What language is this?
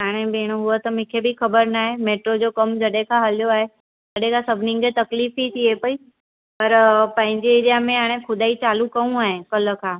Sindhi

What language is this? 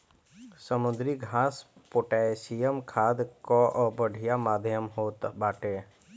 Bhojpuri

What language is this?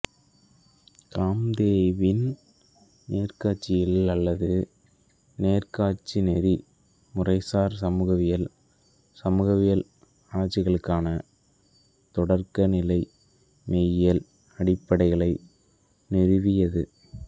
Tamil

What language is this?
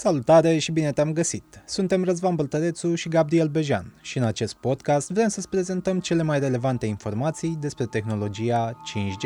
Romanian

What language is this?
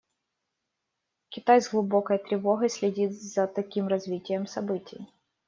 Russian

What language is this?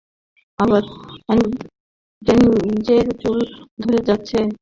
Bangla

